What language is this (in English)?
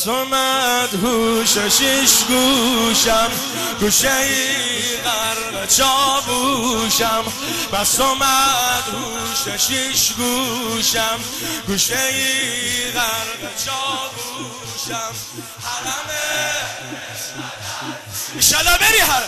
Persian